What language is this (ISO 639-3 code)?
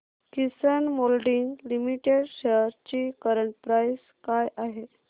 mar